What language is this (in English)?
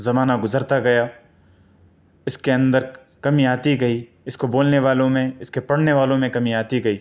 Urdu